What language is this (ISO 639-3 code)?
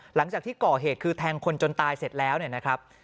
tha